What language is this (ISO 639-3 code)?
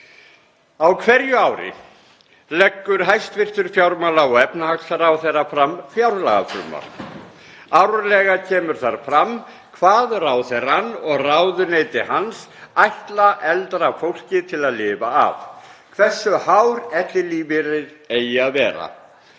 isl